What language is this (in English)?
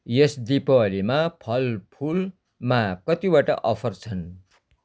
Nepali